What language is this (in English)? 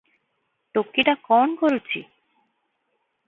Odia